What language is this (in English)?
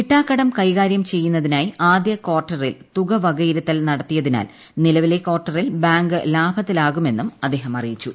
Malayalam